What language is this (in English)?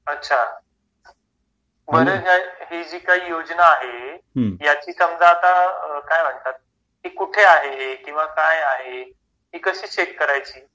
Marathi